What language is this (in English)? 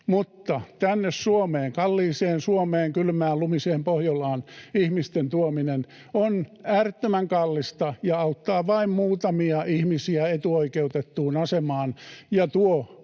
Finnish